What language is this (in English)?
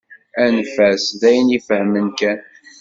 Kabyle